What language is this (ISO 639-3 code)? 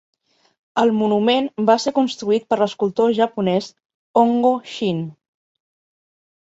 cat